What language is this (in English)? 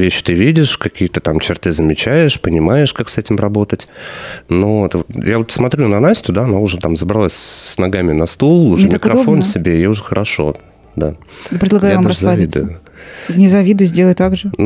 Russian